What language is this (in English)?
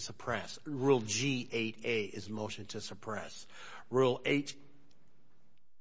English